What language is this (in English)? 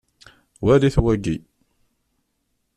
Kabyle